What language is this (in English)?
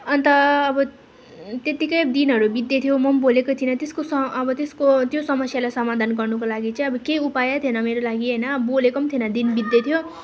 Nepali